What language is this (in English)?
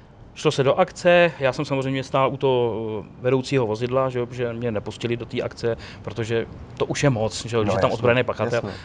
Czech